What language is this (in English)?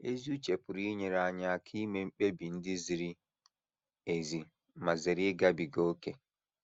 Igbo